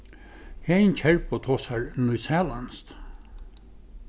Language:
Faroese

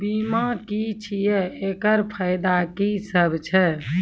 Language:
Maithili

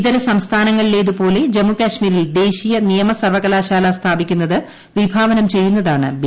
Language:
Malayalam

